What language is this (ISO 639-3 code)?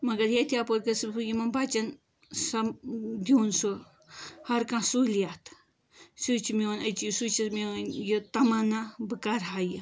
kas